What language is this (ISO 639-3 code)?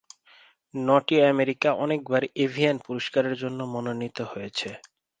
ben